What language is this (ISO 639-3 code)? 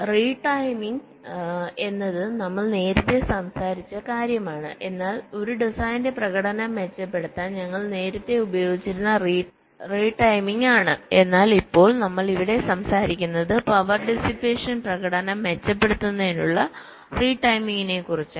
mal